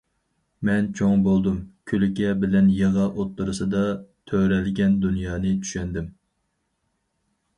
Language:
Uyghur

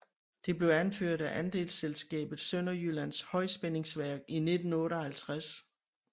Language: Danish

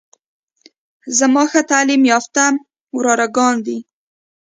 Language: Pashto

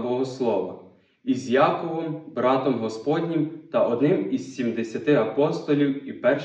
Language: Ukrainian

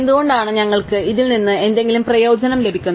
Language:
Malayalam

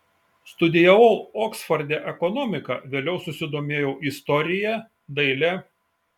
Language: Lithuanian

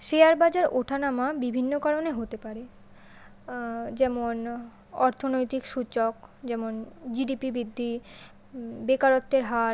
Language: Bangla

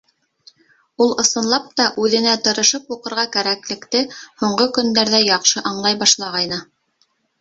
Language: Bashkir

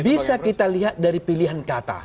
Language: Indonesian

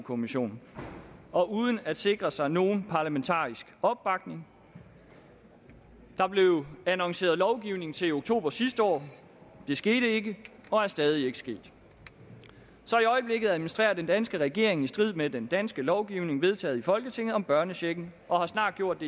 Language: Danish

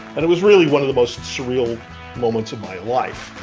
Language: English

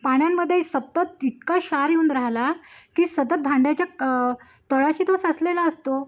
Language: Marathi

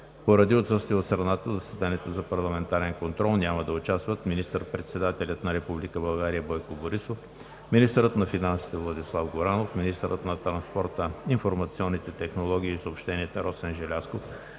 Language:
Bulgarian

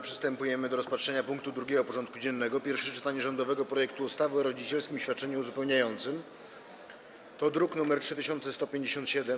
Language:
Polish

